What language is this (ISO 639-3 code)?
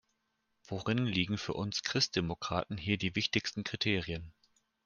deu